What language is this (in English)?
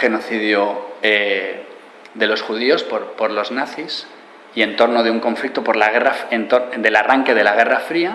Spanish